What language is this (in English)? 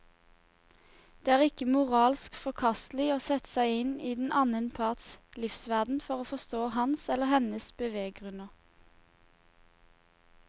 Norwegian